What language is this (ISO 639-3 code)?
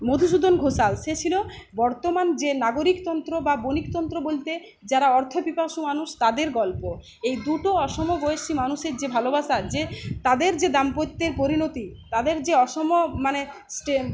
ben